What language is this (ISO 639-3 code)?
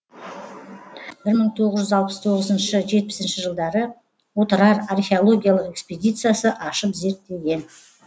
kaz